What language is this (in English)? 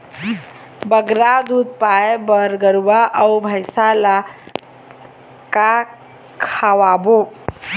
Chhattisgarhi